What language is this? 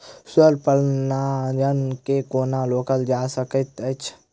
Maithili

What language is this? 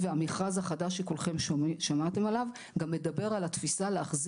Hebrew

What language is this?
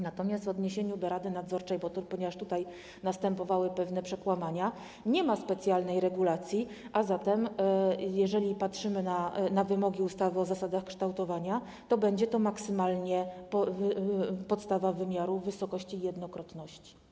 Polish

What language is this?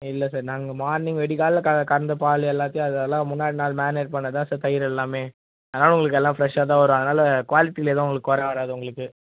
Tamil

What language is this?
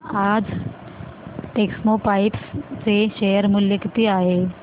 Marathi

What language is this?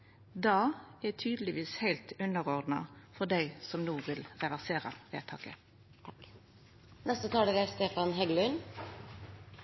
Norwegian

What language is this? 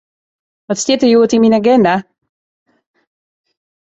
Western Frisian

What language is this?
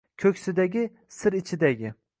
Uzbek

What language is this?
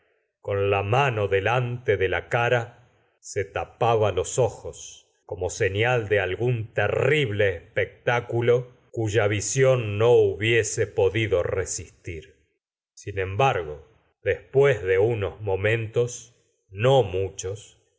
Spanish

